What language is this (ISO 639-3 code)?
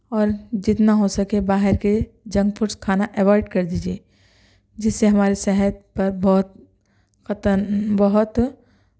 urd